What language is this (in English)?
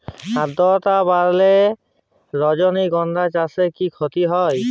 Bangla